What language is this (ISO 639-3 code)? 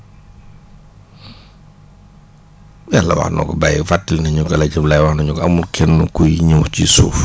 wol